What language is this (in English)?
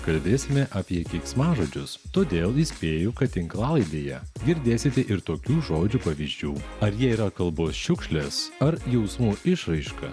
Lithuanian